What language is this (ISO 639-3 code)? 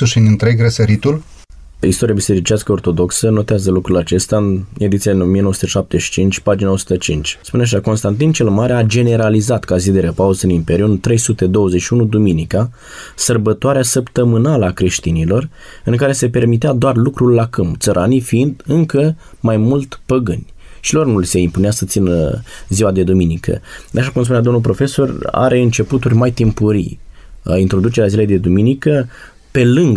ron